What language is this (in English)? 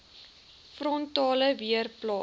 Afrikaans